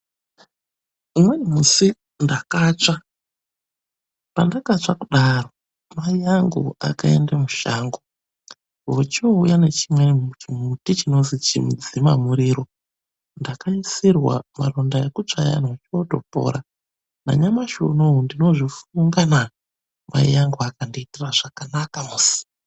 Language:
Ndau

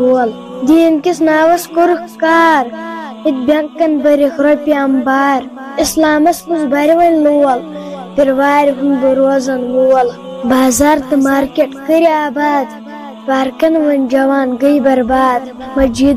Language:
Russian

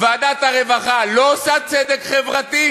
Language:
Hebrew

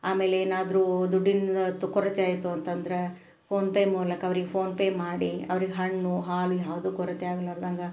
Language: Kannada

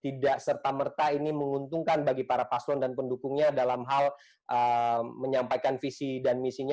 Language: Indonesian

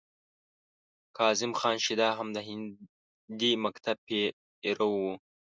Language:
Pashto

